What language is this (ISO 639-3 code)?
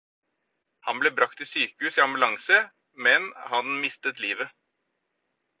nob